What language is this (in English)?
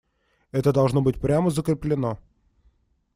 Russian